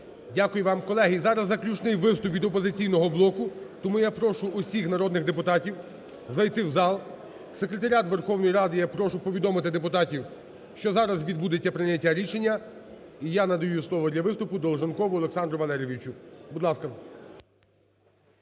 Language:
Ukrainian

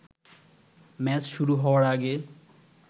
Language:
Bangla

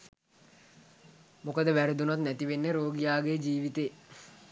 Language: Sinhala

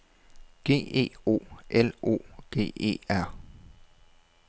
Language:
Danish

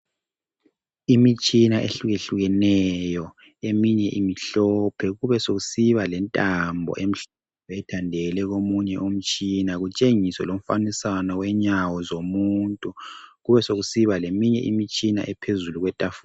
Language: North Ndebele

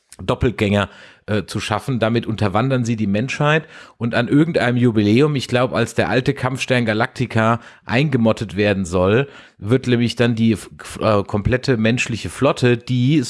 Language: German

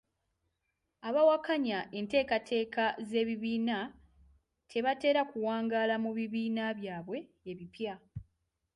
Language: Ganda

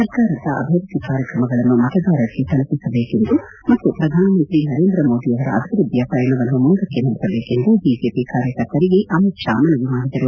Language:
Kannada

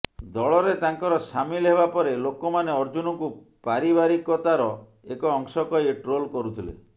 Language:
Odia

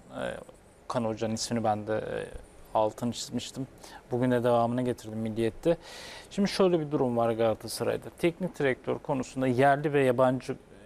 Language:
Turkish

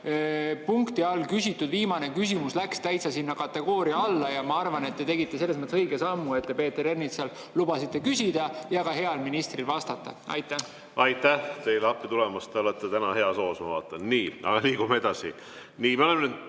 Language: Estonian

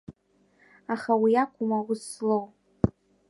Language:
Abkhazian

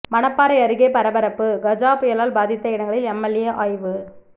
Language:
Tamil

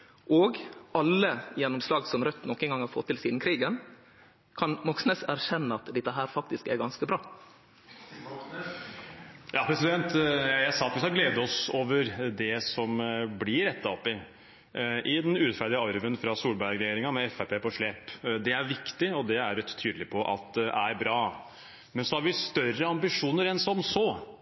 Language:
Norwegian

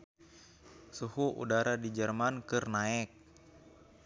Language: Sundanese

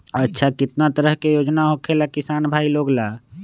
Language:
Magahi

